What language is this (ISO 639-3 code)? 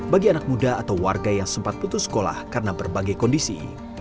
ind